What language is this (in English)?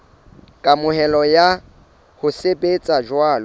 Southern Sotho